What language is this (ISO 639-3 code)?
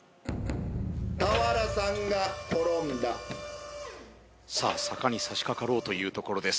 jpn